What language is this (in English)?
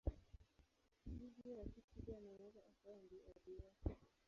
Swahili